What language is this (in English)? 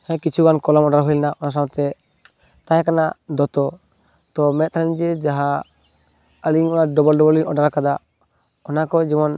Santali